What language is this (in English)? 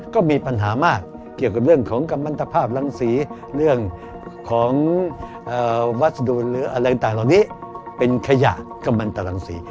Thai